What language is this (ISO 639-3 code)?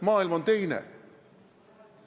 est